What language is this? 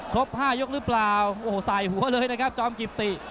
Thai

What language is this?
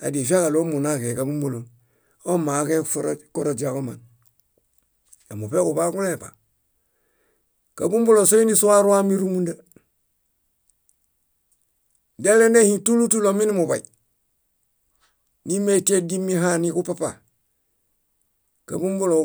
Bayot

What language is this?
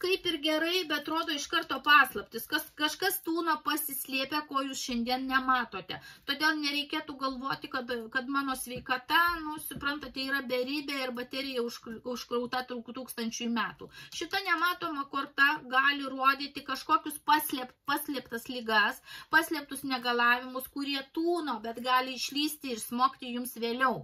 Lithuanian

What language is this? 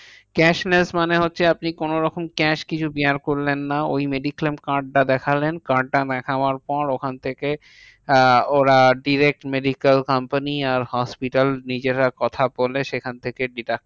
Bangla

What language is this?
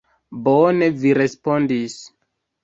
Esperanto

